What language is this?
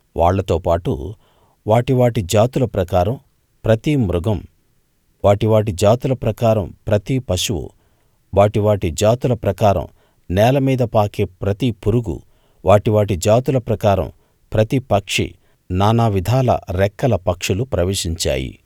Telugu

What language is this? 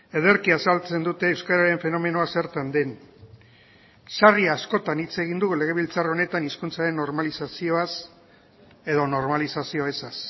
Basque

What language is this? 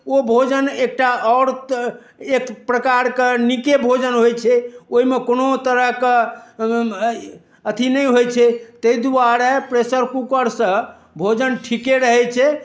Maithili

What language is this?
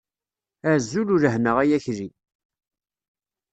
Kabyle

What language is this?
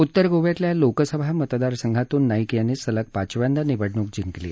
Marathi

